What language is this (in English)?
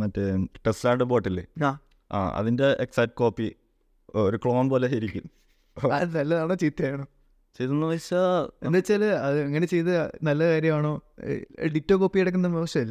Malayalam